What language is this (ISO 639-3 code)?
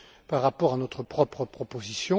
fra